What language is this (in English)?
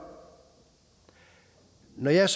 Danish